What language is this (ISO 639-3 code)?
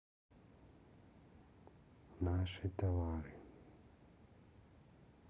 rus